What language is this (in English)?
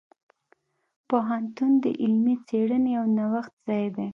Pashto